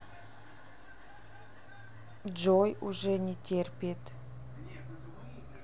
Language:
Russian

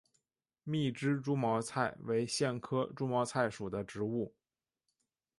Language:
Chinese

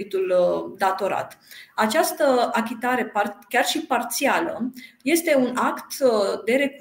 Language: Romanian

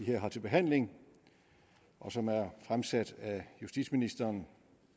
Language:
Danish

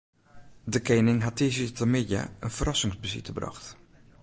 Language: Western Frisian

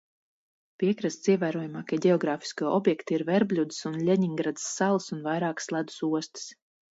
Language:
Latvian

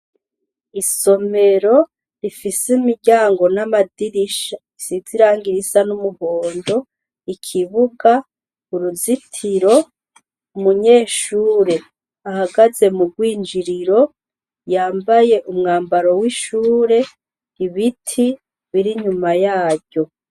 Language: Rundi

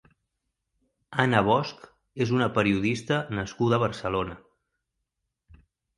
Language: Catalan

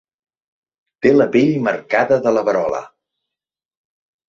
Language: Catalan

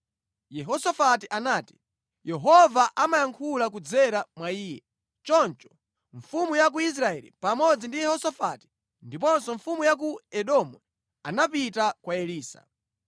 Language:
Nyanja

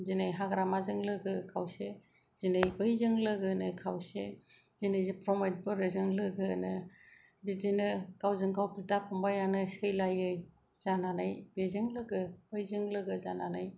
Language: Bodo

